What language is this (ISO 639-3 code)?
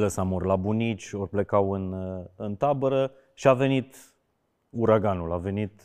ron